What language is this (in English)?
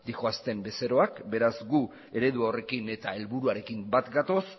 Basque